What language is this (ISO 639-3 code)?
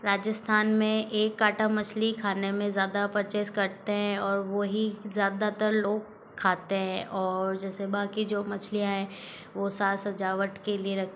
hin